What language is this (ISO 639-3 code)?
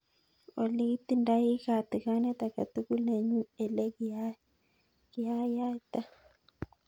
kln